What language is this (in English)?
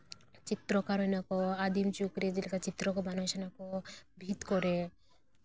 Santali